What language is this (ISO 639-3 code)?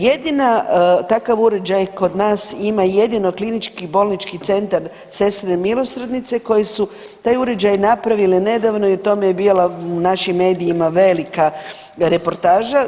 hrv